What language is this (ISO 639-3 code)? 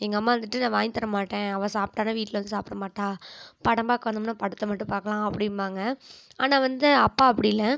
tam